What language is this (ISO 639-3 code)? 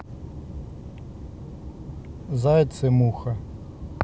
rus